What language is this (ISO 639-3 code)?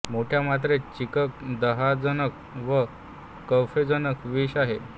mar